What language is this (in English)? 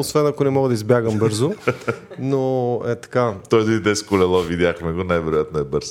Bulgarian